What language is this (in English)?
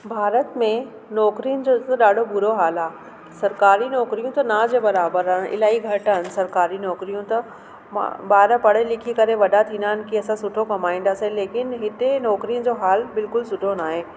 Sindhi